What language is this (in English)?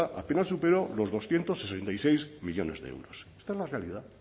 Spanish